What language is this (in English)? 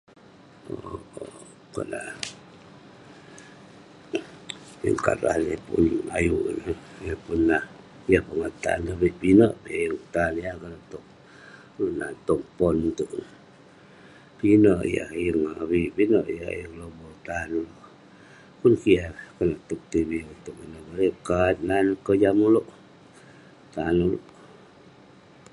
Western Penan